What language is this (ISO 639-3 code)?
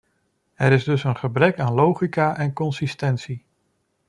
nld